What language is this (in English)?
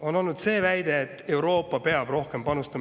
Estonian